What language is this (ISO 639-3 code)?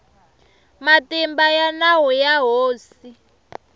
tso